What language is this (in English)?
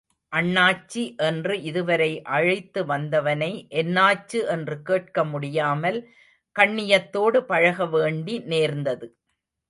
Tamil